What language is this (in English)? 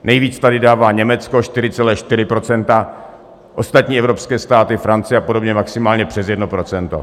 Czech